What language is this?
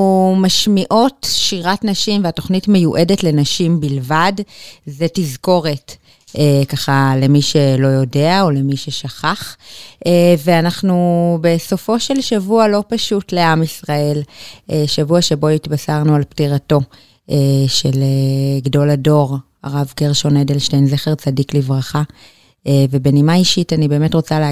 Hebrew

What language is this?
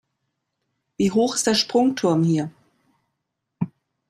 German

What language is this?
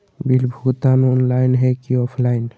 Magahi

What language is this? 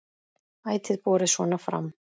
Icelandic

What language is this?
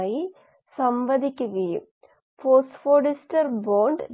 Malayalam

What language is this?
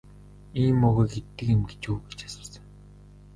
Mongolian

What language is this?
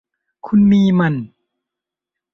Thai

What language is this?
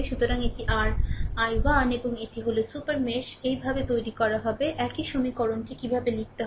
Bangla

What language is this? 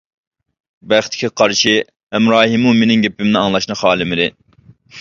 Uyghur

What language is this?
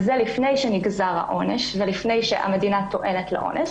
Hebrew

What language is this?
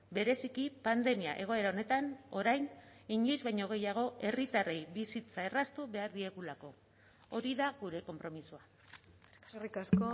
Basque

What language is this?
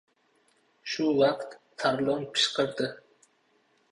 Uzbek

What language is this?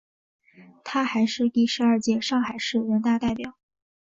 Chinese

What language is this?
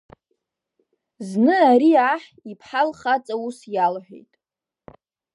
Abkhazian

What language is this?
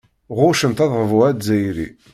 Kabyle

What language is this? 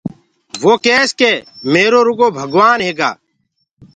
Gurgula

